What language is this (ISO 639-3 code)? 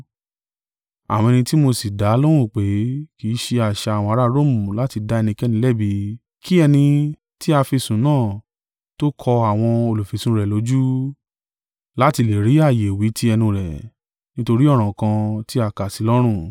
yor